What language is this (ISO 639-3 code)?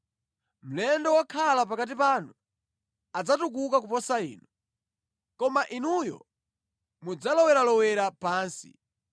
nya